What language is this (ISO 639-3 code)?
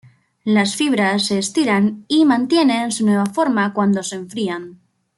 spa